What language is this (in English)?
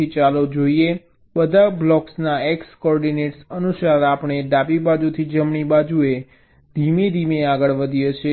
Gujarati